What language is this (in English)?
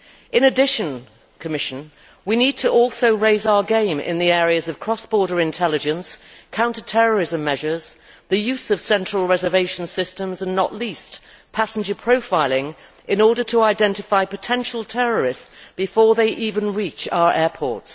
English